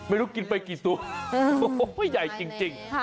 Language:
Thai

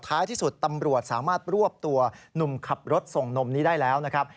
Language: Thai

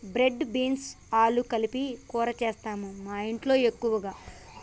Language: Telugu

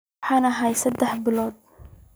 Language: Somali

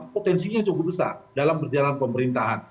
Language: Indonesian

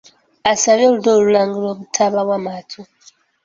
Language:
Ganda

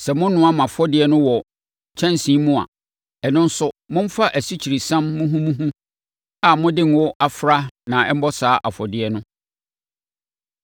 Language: Akan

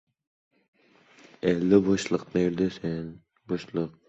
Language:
Uzbek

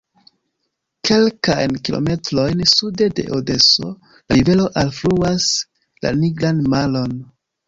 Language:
Esperanto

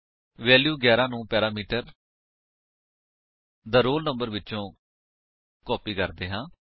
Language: Punjabi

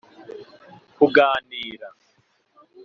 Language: Kinyarwanda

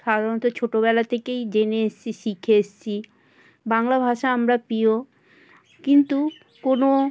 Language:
Bangla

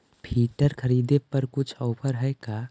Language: Magahi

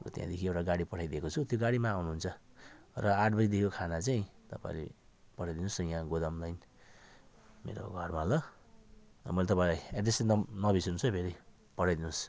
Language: Nepali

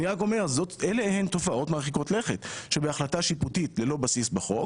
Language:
Hebrew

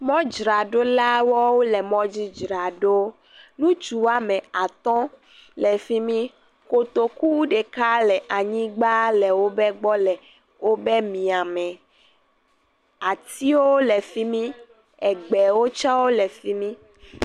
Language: Ewe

